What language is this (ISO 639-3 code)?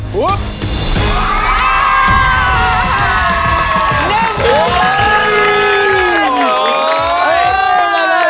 tha